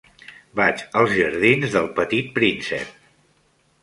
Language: Catalan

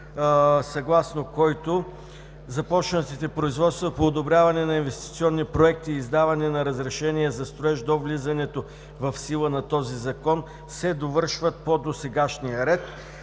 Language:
Bulgarian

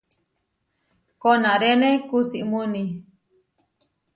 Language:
Huarijio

